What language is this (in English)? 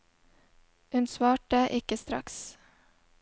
Norwegian